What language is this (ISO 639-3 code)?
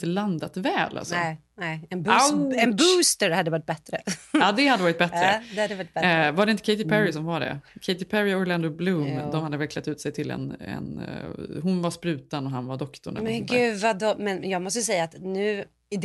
swe